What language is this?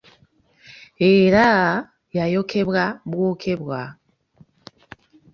Ganda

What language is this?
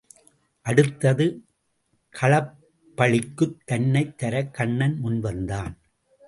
Tamil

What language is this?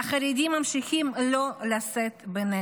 Hebrew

